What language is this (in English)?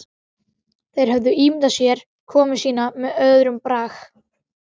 Icelandic